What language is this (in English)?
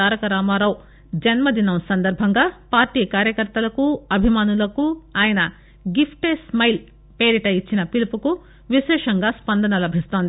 Telugu